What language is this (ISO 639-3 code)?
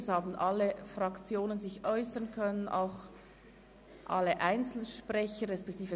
gsw